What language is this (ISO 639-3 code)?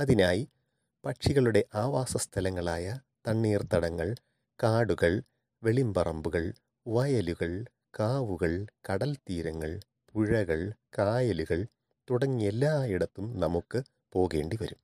mal